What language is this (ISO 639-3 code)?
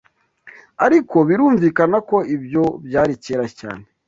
kin